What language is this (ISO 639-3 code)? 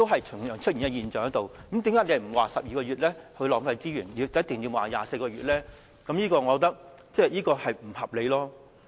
yue